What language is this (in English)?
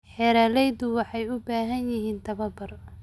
Somali